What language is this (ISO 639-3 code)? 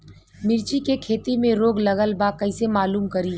bho